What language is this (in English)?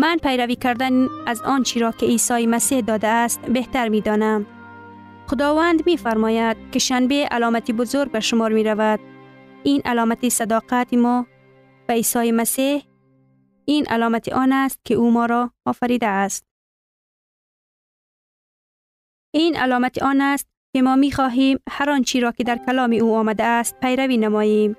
Persian